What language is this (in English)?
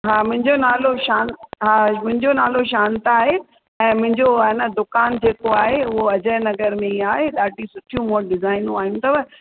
Sindhi